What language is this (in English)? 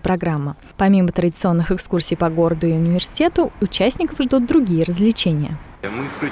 Russian